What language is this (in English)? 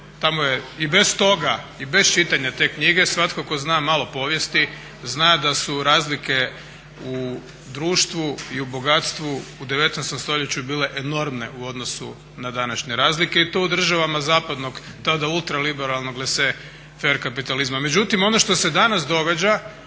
Croatian